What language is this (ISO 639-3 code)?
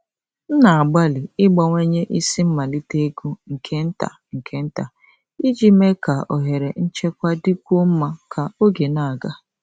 ibo